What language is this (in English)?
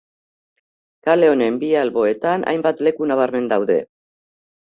Basque